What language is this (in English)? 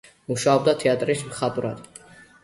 Georgian